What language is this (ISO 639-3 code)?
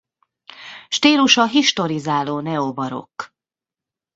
hun